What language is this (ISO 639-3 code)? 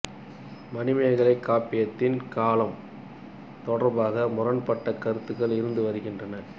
tam